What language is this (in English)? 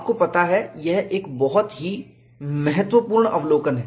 Hindi